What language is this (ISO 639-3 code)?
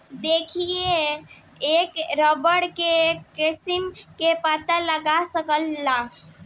bho